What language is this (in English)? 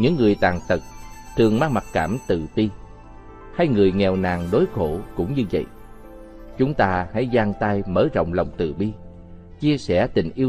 Vietnamese